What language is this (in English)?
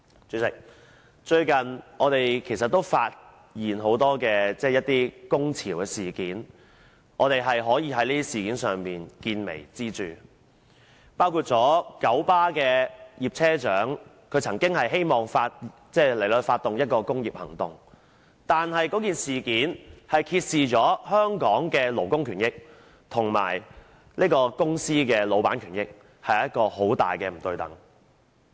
Cantonese